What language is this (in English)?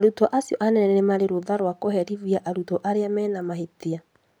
Kikuyu